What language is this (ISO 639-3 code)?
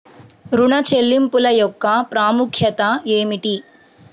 tel